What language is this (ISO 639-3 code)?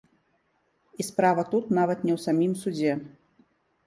bel